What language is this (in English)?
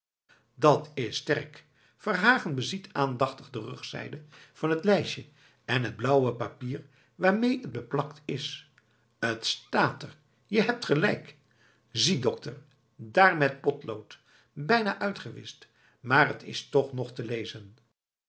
Dutch